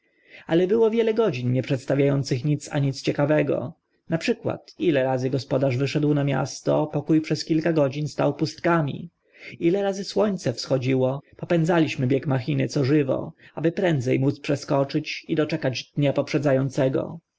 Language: Polish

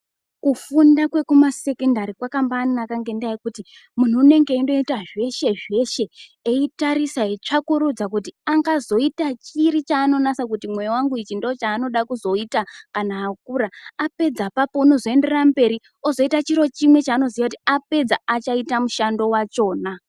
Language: Ndau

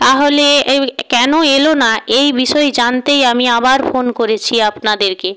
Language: Bangla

